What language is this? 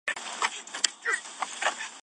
Chinese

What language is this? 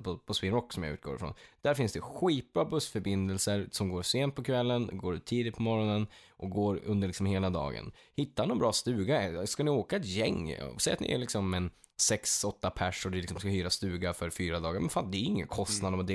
Swedish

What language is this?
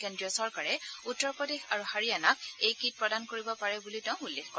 Assamese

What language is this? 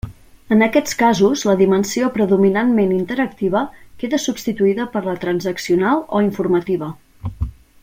Catalan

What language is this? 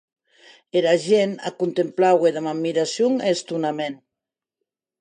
Occitan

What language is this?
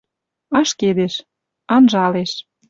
Western Mari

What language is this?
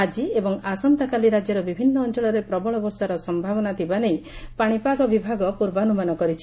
Odia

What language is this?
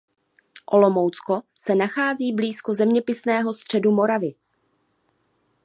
Czech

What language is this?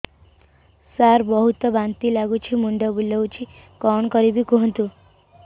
Odia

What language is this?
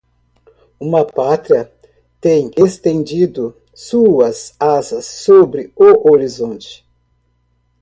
Portuguese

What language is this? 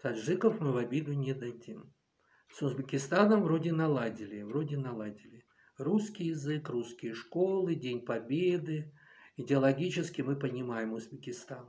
Russian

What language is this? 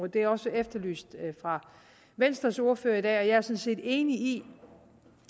Danish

